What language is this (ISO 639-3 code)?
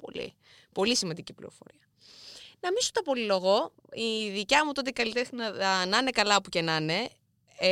ell